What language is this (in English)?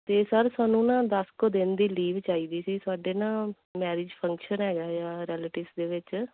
Punjabi